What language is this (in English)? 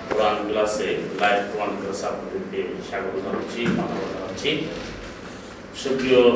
Bangla